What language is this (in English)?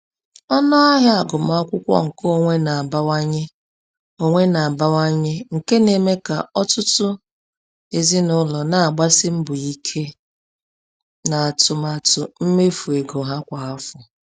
Igbo